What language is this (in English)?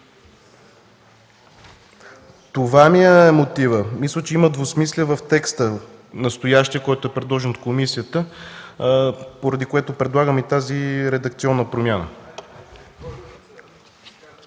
Bulgarian